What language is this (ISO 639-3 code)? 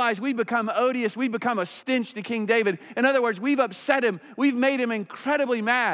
eng